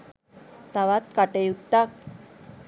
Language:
Sinhala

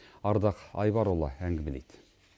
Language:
Kazakh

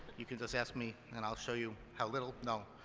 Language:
English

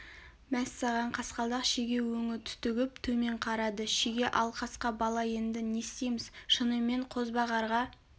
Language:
Kazakh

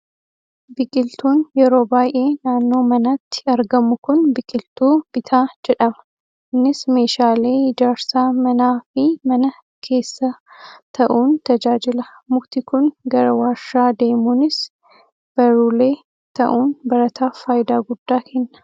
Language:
Oromo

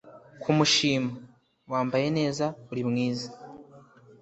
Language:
Kinyarwanda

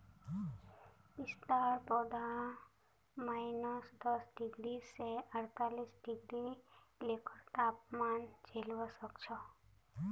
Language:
Magahi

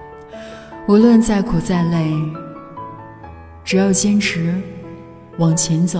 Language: Chinese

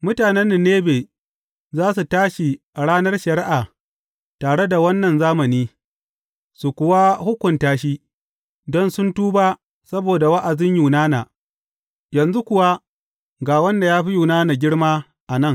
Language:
Hausa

